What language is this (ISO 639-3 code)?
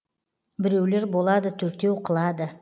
kaz